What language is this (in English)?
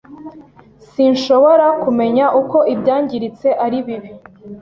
Kinyarwanda